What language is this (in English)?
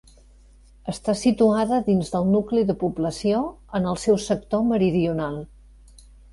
Catalan